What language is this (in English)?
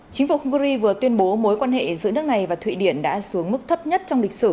Vietnamese